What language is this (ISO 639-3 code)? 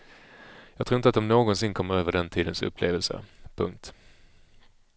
swe